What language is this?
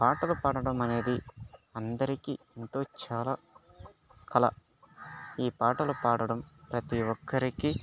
Telugu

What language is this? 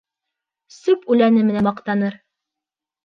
Bashkir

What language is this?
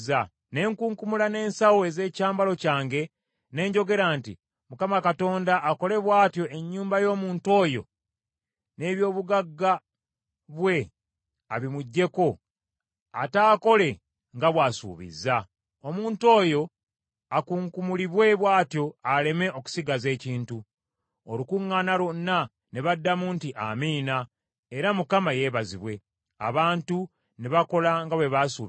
Ganda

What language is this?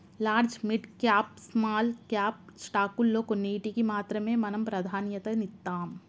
Telugu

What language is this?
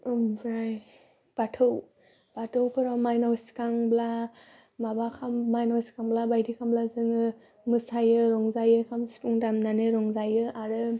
Bodo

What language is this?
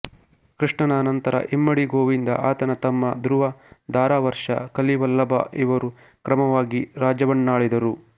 Kannada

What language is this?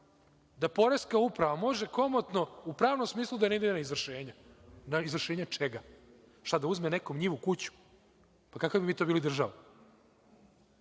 Serbian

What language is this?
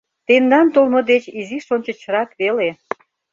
Mari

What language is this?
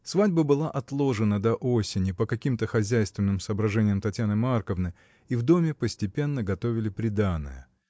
Russian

